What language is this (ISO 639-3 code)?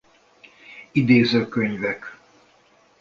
hun